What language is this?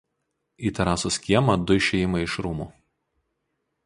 Lithuanian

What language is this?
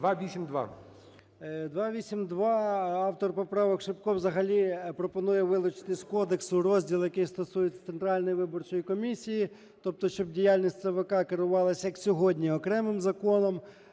Ukrainian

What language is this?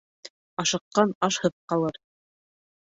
Bashkir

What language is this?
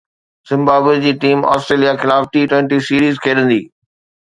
Sindhi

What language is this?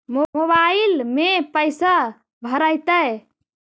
Magahi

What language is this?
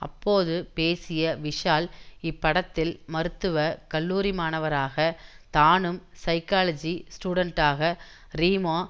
Tamil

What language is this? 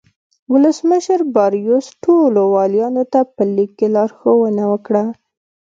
Pashto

